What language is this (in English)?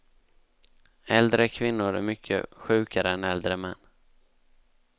Swedish